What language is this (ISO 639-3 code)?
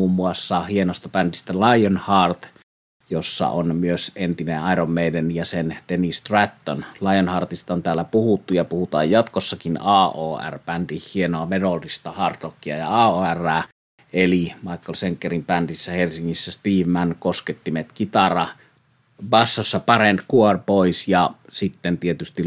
fin